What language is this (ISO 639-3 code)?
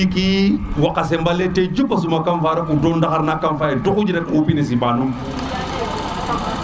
srr